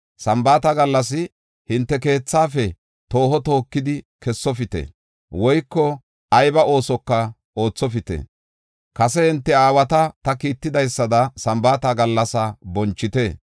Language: Gofa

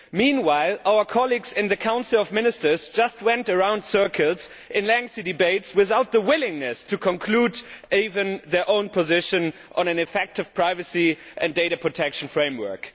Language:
English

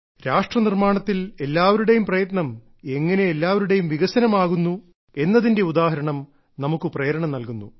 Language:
Malayalam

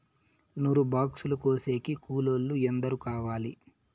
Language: Telugu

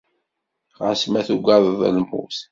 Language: Kabyle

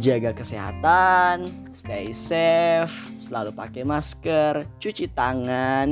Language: Indonesian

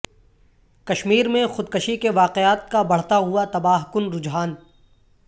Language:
Urdu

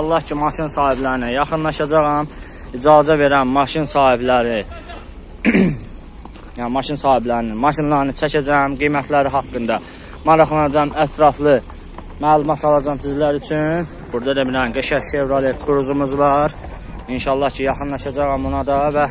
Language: Turkish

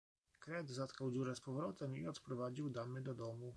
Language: Polish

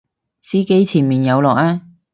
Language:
Cantonese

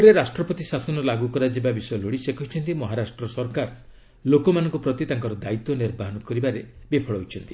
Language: Odia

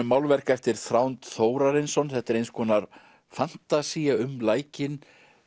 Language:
Icelandic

